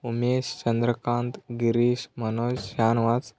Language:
Kannada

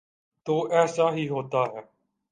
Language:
Urdu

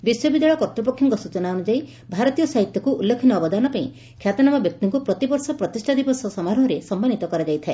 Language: Odia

